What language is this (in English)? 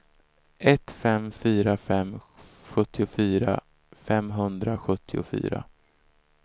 Swedish